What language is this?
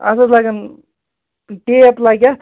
Kashmiri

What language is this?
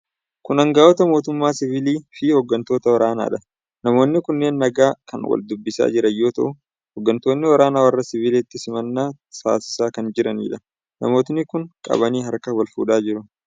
Oromo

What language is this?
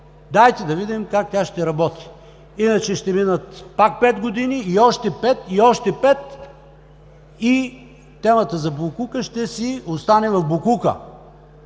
Bulgarian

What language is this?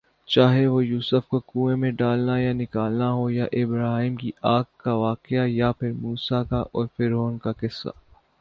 Urdu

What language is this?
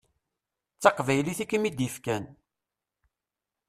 Kabyle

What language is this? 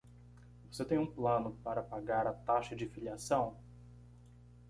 Portuguese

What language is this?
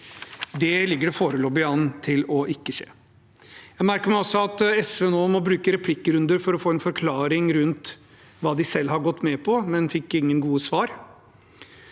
Norwegian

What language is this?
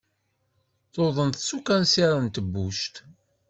Kabyle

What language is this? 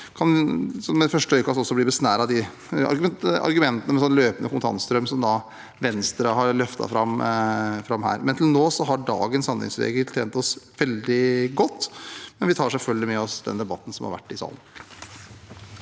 Norwegian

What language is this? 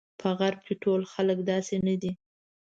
Pashto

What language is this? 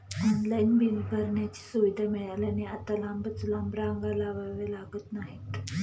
Marathi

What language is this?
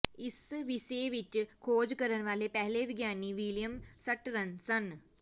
Punjabi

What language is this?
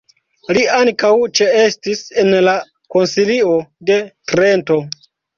Esperanto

